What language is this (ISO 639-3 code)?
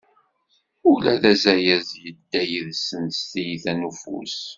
kab